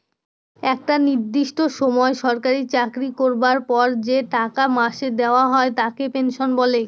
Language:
Bangla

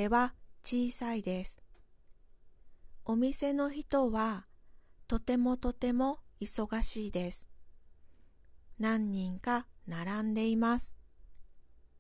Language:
Japanese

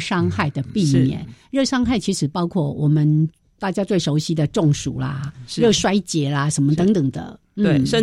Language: Chinese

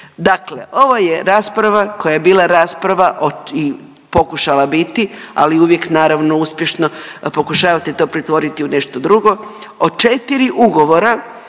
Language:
Croatian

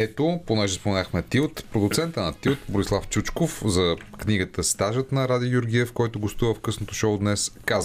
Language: Bulgarian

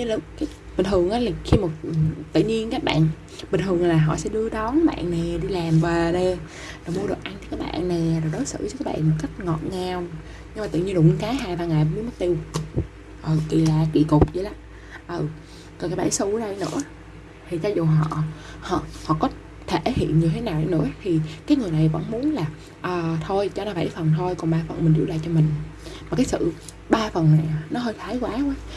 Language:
Vietnamese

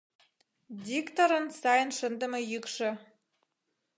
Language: Mari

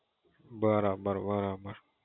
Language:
Gujarati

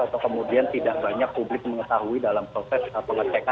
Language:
Indonesian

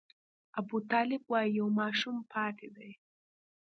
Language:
Pashto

